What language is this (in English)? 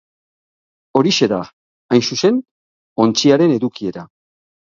Basque